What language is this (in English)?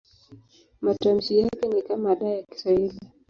Swahili